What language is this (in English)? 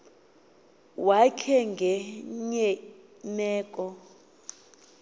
Xhosa